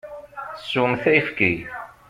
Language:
Kabyle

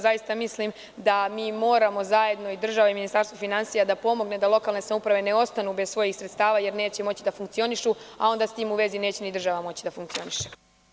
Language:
Serbian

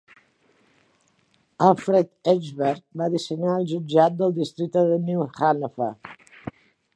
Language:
Catalan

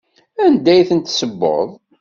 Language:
Kabyle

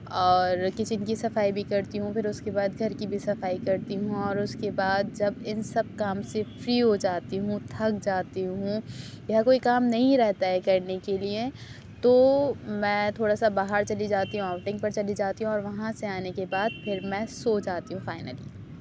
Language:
Urdu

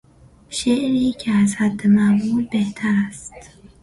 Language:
Persian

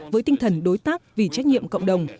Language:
Vietnamese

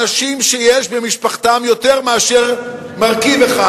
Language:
Hebrew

